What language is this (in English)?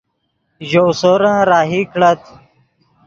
Yidgha